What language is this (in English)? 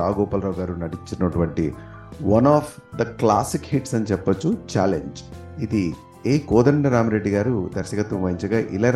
Telugu